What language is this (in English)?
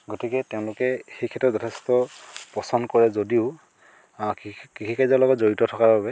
Assamese